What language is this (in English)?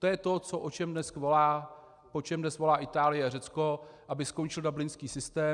Czech